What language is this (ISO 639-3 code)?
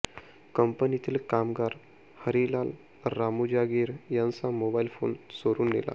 mar